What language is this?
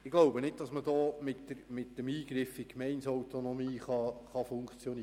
Swiss German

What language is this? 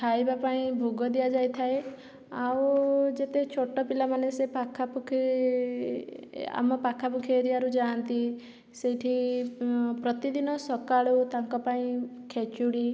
Odia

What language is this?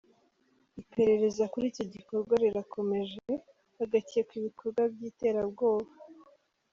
Kinyarwanda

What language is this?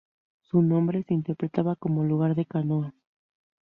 Spanish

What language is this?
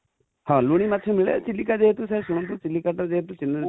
Odia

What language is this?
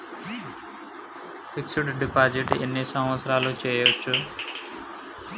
Telugu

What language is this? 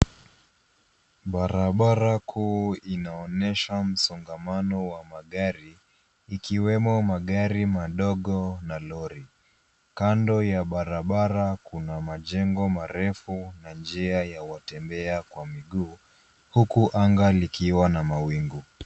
Swahili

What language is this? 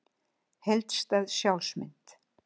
Icelandic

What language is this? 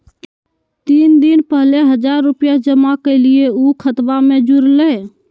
Magahi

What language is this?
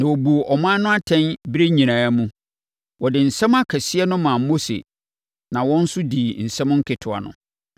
Akan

